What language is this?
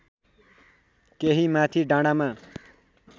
Nepali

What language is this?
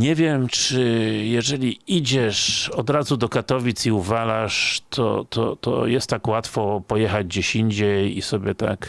Polish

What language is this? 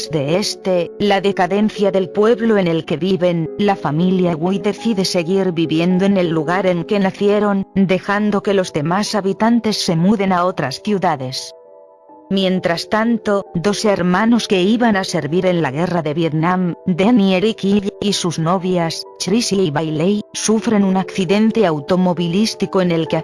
Spanish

